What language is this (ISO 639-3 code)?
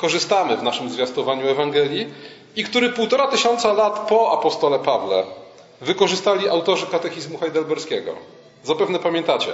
pol